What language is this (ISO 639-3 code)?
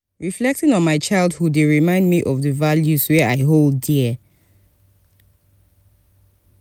pcm